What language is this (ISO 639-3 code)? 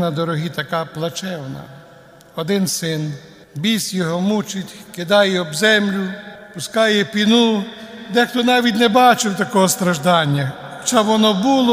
ukr